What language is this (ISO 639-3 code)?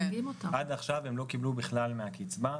heb